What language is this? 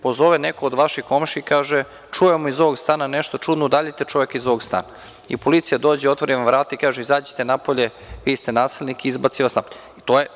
Serbian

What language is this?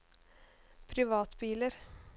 Norwegian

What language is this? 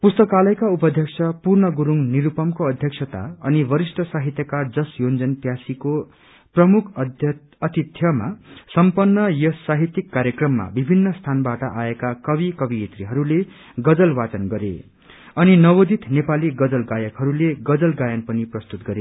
Nepali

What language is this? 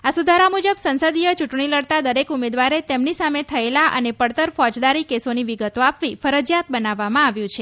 Gujarati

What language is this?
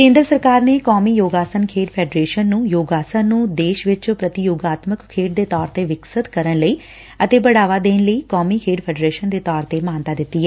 Punjabi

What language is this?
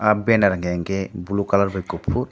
Kok Borok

